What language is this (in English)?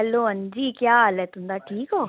Dogri